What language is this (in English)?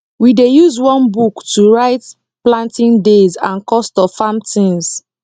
Nigerian Pidgin